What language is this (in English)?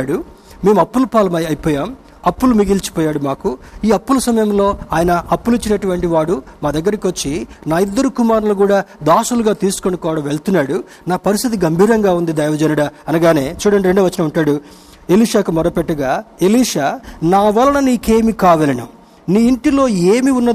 Telugu